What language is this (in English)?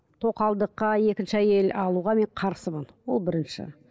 Kazakh